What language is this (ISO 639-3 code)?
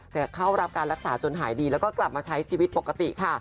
tha